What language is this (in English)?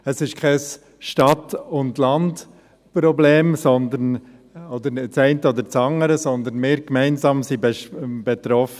Swiss German